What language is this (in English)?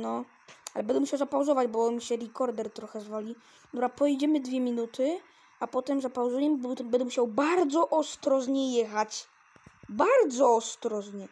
Polish